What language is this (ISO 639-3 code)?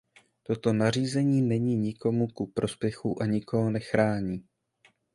ces